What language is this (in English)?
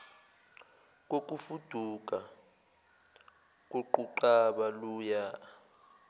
Zulu